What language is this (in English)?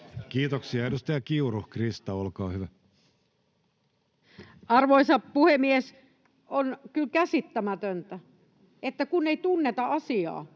Finnish